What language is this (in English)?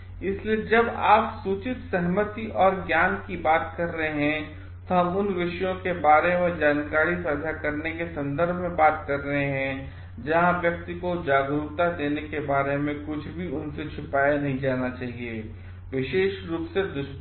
Hindi